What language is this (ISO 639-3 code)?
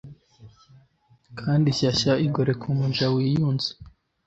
kin